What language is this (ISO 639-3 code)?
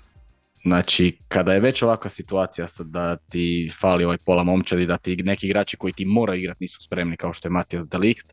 hrv